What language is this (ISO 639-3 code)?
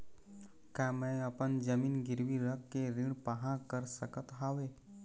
hne